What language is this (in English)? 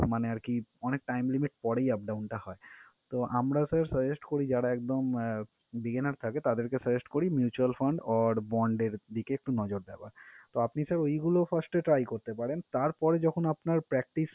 Bangla